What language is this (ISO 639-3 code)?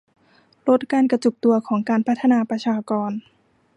tha